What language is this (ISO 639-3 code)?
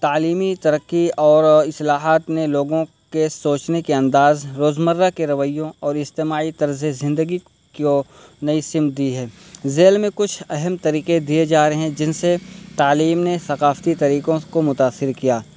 urd